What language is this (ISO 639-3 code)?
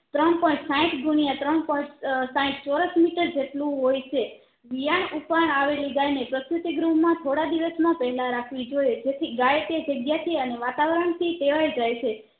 guj